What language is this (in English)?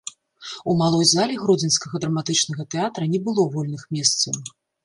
Belarusian